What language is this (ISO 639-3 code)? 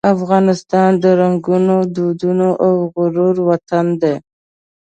pus